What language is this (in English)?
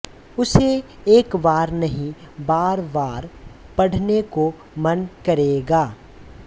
Hindi